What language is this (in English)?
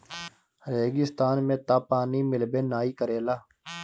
Bhojpuri